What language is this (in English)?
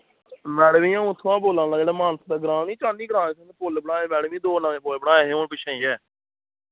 Dogri